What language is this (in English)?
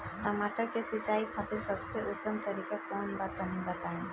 Bhojpuri